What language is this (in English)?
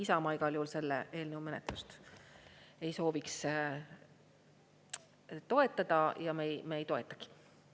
Estonian